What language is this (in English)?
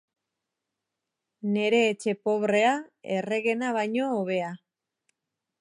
Basque